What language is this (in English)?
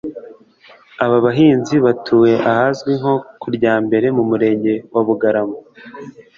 Kinyarwanda